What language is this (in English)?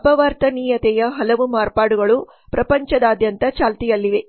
Kannada